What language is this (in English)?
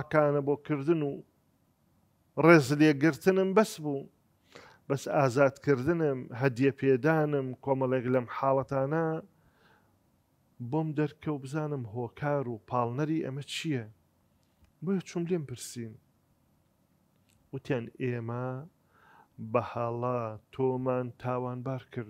Arabic